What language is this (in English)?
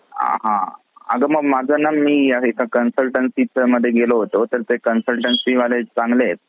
Marathi